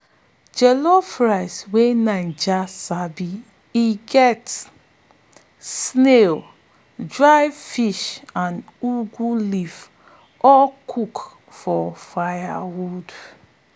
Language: Nigerian Pidgin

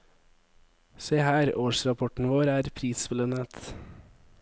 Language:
Norwegian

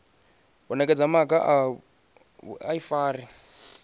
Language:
Venda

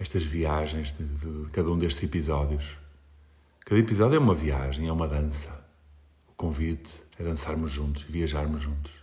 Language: Portuguese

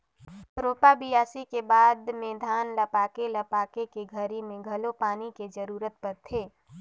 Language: Chhattisgarhi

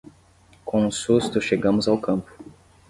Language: Portuguese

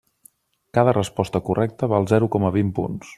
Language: Catalan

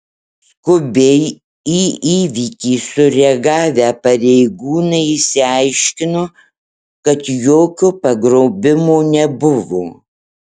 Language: Lithuanian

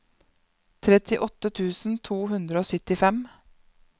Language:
Norwegian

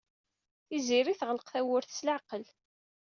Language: Kabyle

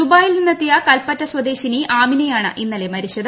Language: Malayalam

